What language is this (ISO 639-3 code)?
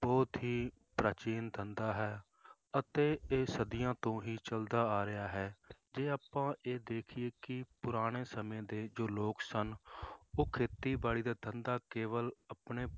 pan